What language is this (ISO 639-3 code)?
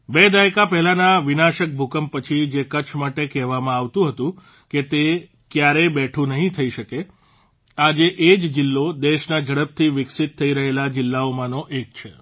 guj